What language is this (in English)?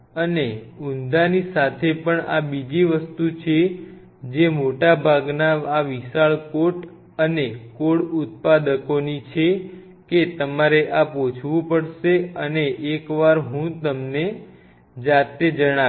Gujarati